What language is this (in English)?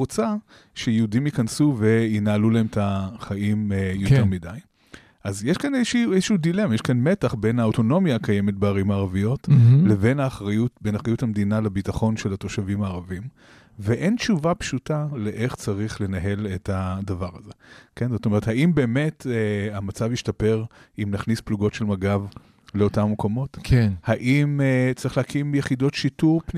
Hebrew